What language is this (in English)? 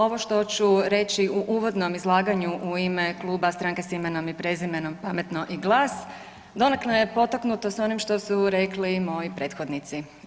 Croatian